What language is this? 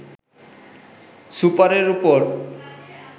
Bangla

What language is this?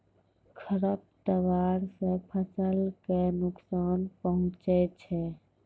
Maithili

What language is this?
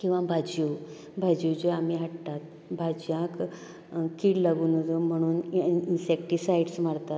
Konkani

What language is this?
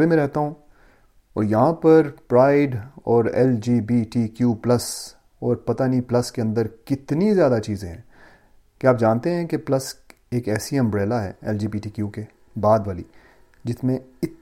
Urdu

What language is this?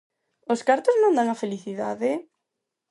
Galician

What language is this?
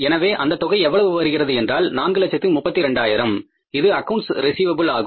Tamil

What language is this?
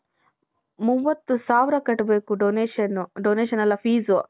Kannada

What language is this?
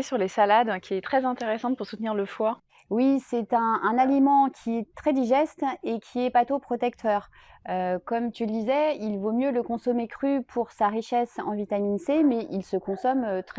French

